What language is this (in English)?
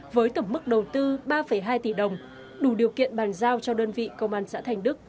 Vietnamese